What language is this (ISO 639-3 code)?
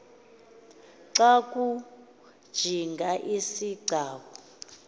xho